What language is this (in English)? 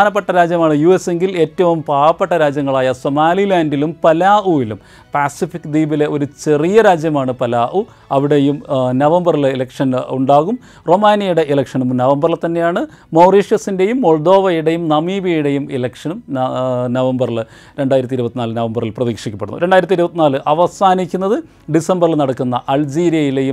Malayalam